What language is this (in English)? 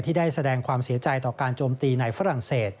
Thai